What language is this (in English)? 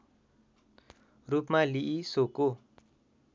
Nepali